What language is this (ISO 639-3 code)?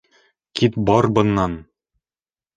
bak